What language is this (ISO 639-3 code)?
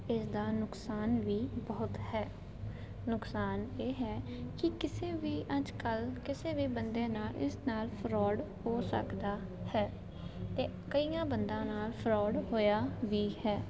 pan